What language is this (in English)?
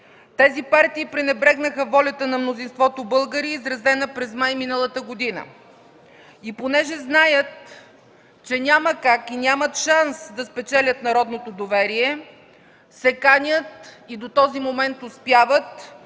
Bulgarian